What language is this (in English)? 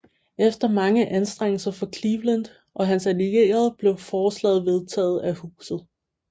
Danish